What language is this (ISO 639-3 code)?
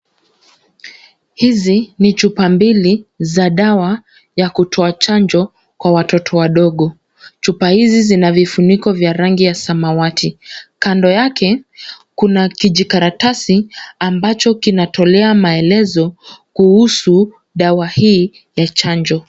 swa